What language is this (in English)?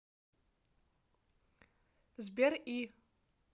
Russian